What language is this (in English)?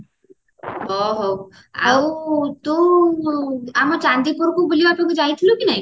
Odia